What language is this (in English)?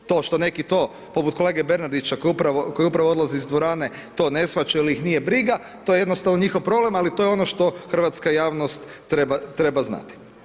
Croatian